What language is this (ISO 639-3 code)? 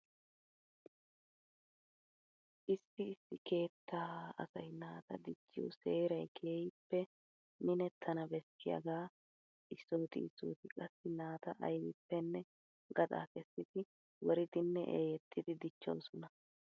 wal